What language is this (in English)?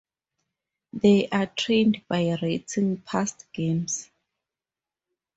English